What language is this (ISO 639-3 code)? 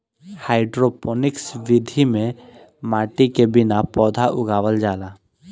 bho